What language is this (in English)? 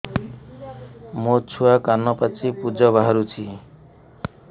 Odia